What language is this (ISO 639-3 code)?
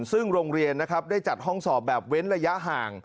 tha